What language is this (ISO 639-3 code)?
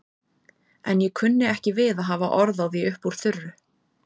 isl